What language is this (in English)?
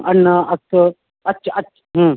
Sanskrit